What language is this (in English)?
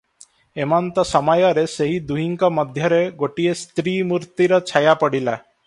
Odia